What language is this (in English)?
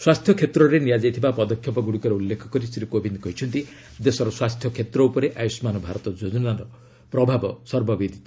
Odia